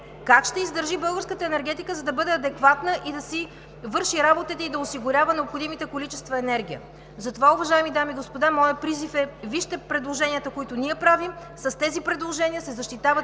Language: Bulgarian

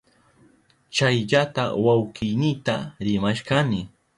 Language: Southern Pastaza Quechua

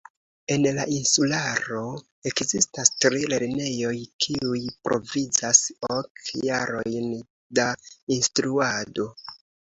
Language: Esperanto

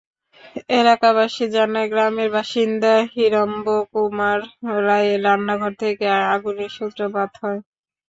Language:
Bangla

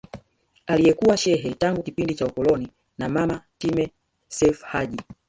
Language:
Swahili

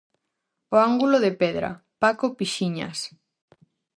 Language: Galician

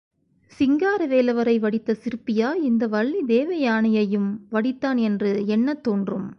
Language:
Tamil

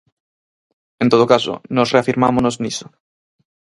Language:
Galician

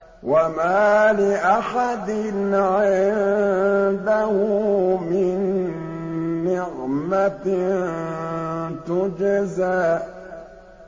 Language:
Arabic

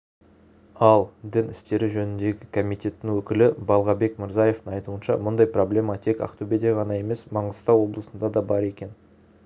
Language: Kazakh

